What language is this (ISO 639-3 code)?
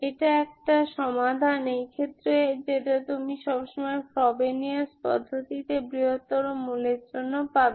ben